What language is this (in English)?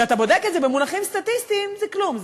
Hebrew